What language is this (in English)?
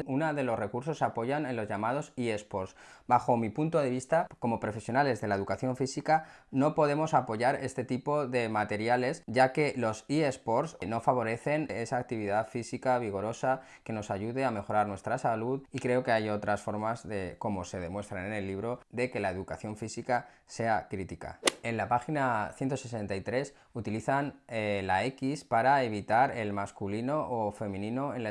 Spanish